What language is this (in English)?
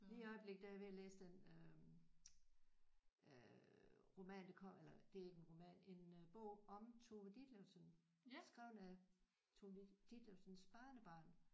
Danish